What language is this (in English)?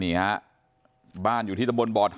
Thai